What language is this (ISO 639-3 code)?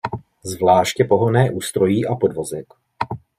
ces